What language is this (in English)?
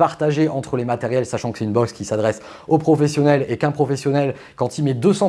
French